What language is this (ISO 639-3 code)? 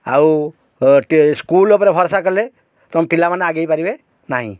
ori